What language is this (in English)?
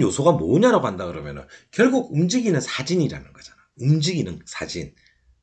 Korean